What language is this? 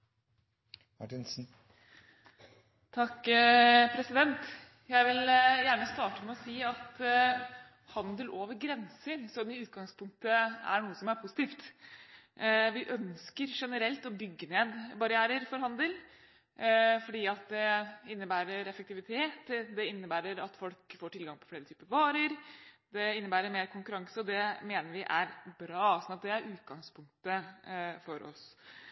Norwegian Bokmål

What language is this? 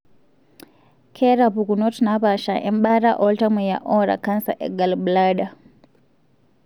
Masai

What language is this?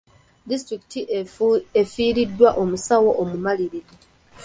Ganda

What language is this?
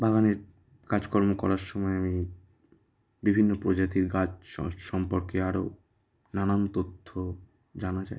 Bangla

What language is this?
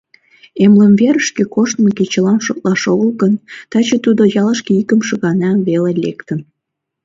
Mari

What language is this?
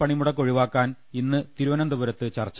Malayalam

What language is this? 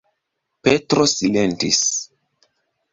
Esperanto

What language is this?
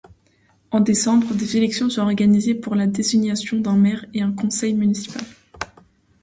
French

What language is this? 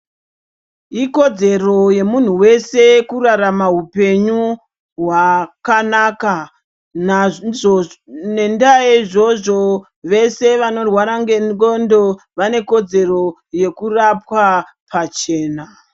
Ndau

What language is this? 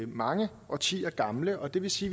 Danish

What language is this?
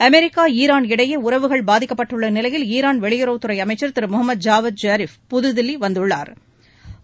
Tamil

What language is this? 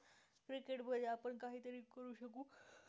Marathi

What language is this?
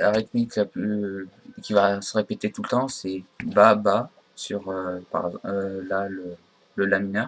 French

